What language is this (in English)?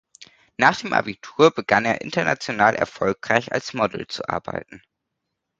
German